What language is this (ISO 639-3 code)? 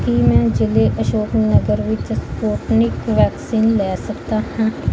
pan